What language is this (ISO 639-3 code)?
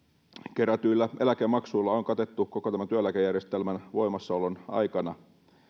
fin